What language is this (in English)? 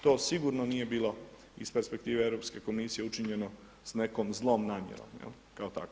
Croatian